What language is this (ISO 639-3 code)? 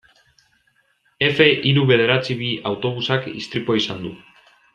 eus